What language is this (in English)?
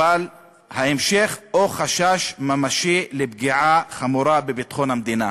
Hebrew